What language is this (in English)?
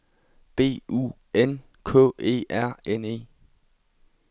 Danish